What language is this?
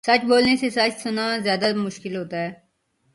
Urdu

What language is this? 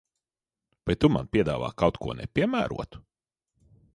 Latvian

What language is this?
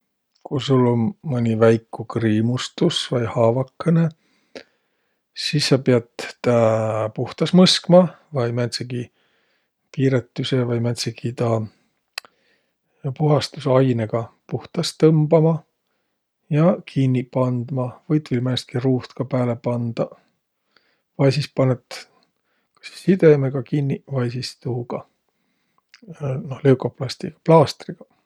Võro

